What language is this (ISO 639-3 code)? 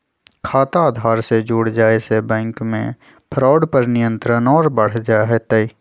mag